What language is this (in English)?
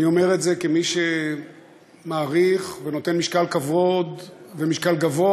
Hebrew